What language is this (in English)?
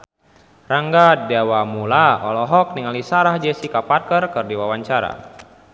Sundanese